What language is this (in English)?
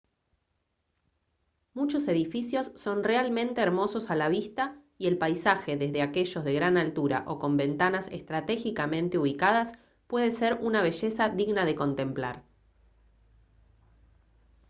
Spanish